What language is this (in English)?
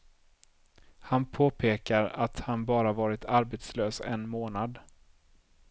Swedish